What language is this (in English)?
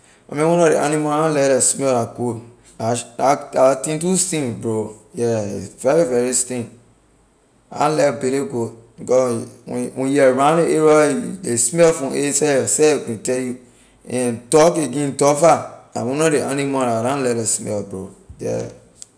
Liberian English